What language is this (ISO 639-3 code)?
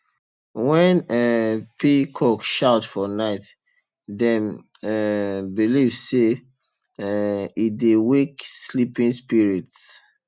pcm